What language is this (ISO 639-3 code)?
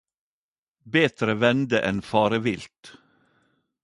nno